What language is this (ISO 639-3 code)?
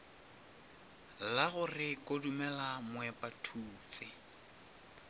nso